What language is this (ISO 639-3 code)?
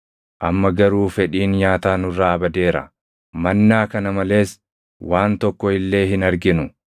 orm